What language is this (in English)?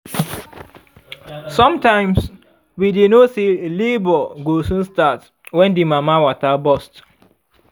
Nigerian Pidgin